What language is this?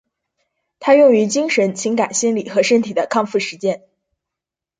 Chinese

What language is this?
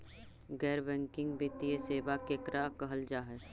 Magahi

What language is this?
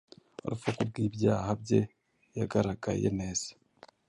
Kinyarwanda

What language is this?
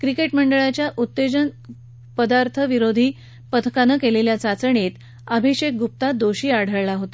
Marathi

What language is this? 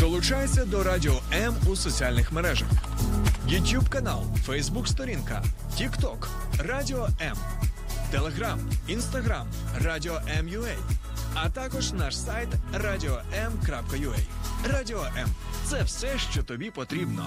Ukrainian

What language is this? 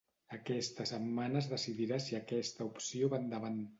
Catalan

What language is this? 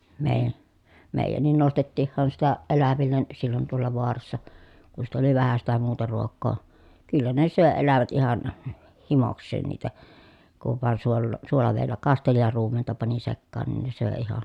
Finnish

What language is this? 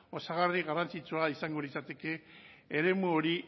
Basque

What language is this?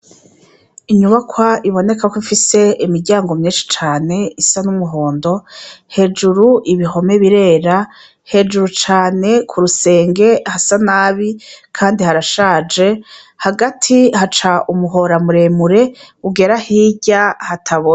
Rundi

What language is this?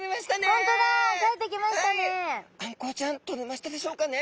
Japanese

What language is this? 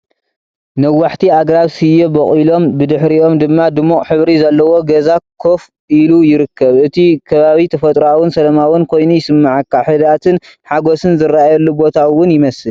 Tigrinya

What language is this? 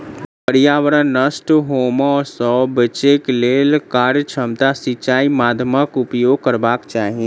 Maithili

